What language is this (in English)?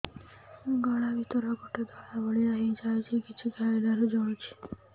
Odia